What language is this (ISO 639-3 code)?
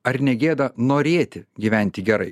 lit